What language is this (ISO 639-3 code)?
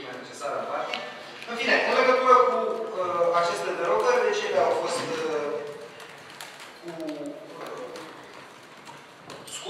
ron